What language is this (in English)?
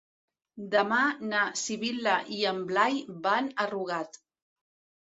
Catalan